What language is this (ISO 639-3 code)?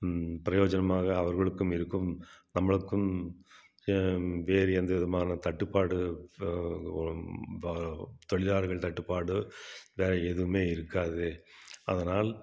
tam